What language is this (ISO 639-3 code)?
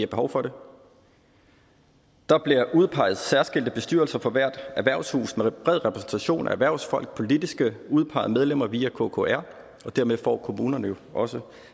dan